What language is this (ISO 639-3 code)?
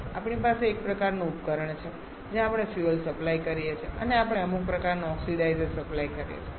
guj